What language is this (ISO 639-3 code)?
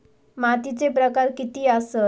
mar